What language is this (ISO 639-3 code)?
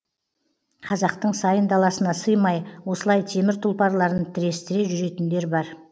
kaz